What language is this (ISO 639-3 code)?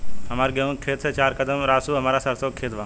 bho